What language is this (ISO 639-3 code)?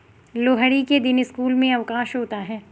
hin